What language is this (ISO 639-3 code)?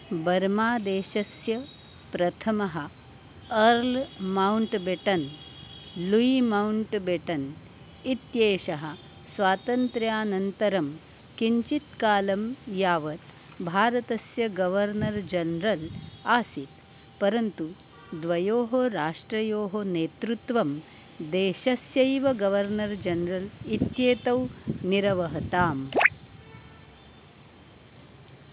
san